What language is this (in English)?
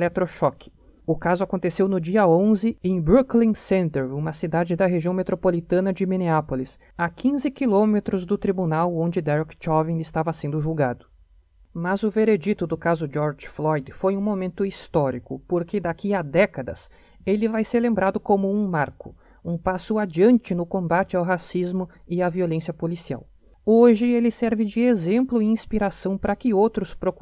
Portuguese